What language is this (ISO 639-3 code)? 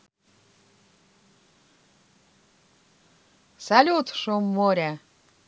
rus